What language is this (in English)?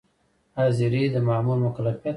Pashto